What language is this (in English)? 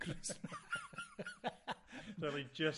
Welsh